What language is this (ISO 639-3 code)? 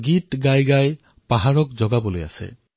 asm